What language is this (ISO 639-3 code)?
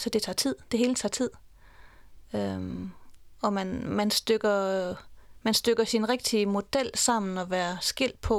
dan